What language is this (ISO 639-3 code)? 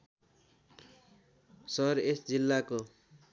nep